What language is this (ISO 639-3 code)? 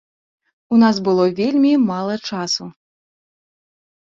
bel